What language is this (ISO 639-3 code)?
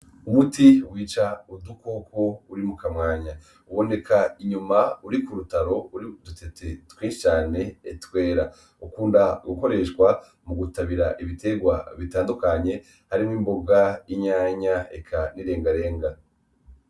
run